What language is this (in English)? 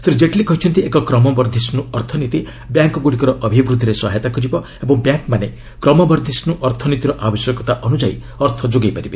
Odia